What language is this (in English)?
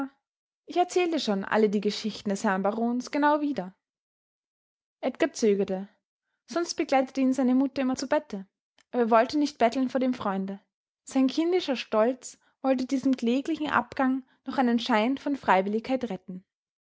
German